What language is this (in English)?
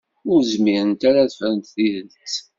Kabyle